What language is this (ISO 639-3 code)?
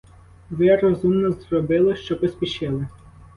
ukr